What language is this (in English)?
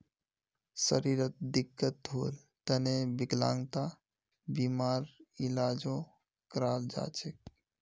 Magahi